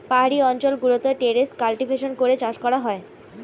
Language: Bangla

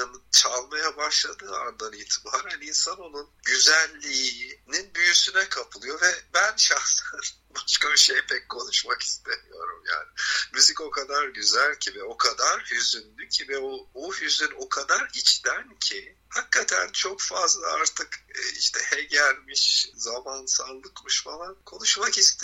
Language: Turkish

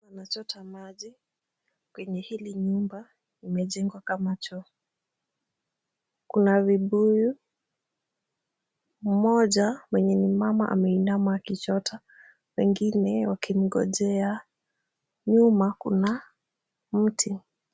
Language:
Swahili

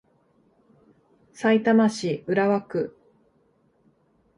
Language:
Japanese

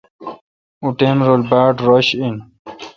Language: Kalkoti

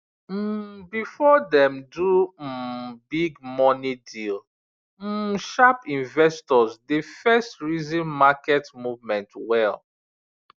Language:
Nigerian Pidgin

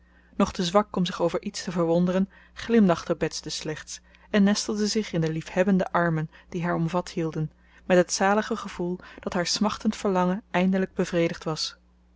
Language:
Dutch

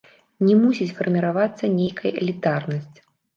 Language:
Belarusian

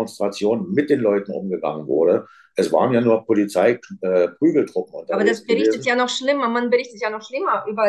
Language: German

